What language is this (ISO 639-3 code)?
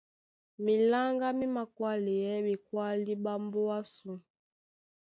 dua